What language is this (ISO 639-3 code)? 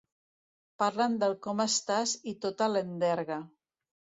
cat